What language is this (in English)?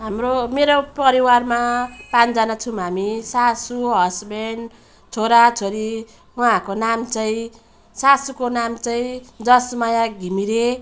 Nepali